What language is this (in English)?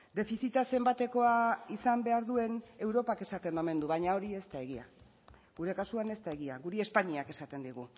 Basque